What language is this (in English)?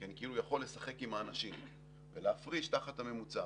Hebrew